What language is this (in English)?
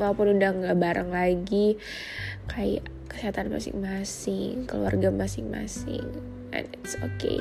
Indonesian